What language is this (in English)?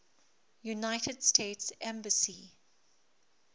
English